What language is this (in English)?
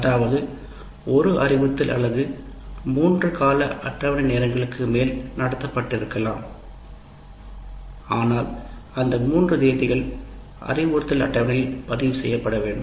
Tamil